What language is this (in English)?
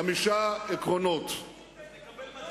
Hebrew